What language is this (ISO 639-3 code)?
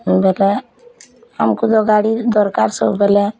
ori